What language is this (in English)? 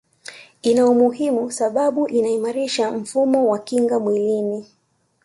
Swahili